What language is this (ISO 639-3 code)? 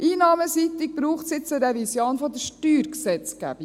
gsw